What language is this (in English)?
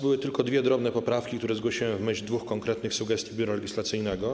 Polish